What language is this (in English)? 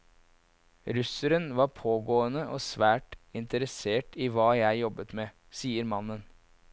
Norwegian